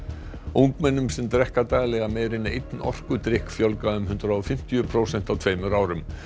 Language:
Icelandic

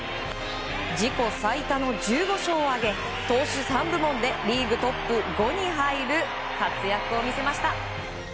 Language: Japanese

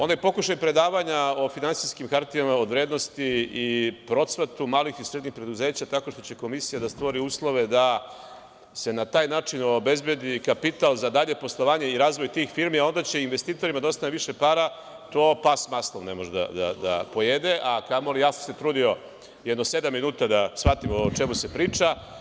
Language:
Serbian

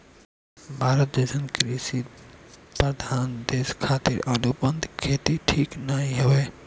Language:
Bhojpuri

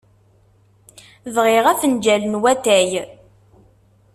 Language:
Kabyle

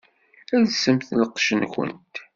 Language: Kabyle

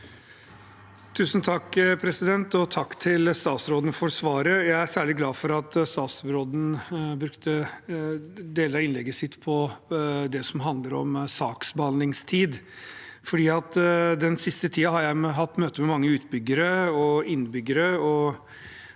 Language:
Norwegian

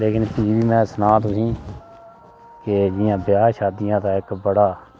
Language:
Dogri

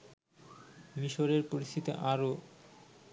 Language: Bangla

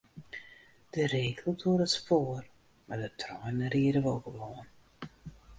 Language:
Western Frisian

